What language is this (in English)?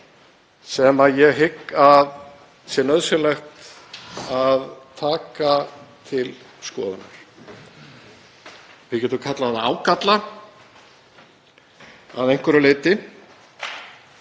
Icelandic